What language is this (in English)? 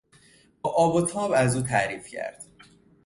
Persian